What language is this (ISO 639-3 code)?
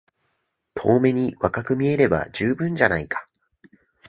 jpn